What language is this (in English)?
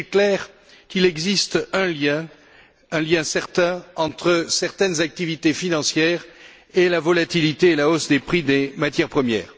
French